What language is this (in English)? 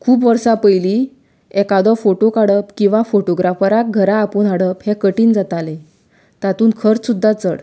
Konkani